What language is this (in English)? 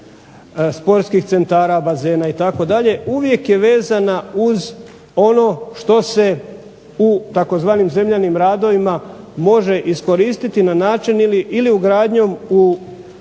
Croatian